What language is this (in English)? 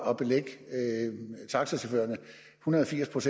Danish